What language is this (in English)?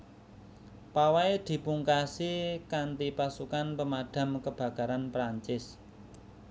Javanese